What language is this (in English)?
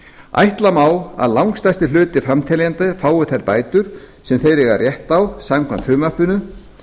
Icelandic